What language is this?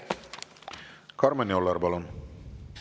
Estonian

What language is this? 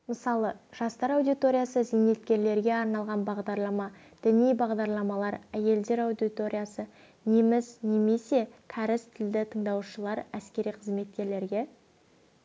Kazakh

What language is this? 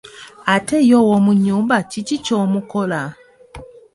Ganda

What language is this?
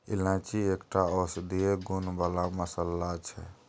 Maithili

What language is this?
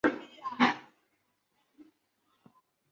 Chinese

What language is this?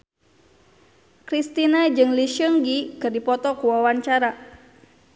Sundanese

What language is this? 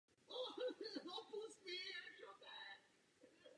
Czech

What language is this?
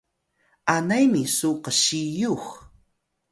Atayal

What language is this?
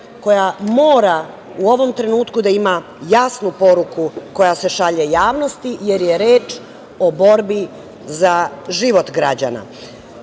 Serbian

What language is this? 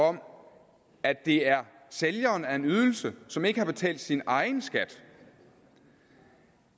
Danish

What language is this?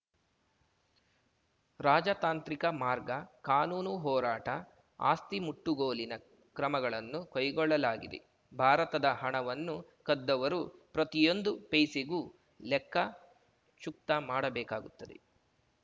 Kannada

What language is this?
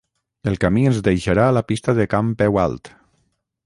Catalan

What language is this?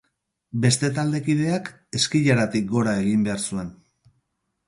Basque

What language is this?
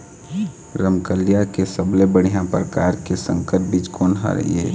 Chhattisgarhi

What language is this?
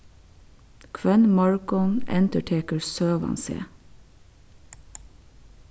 Faroese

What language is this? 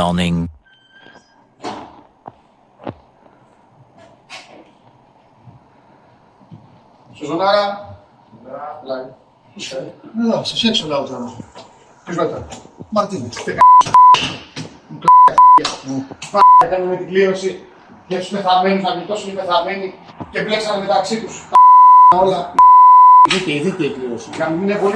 Greek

